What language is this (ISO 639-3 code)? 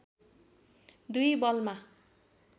nep